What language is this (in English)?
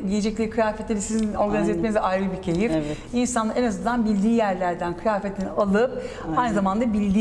Turkish